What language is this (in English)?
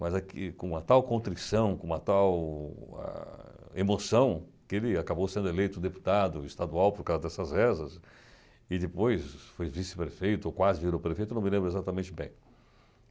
Portuguese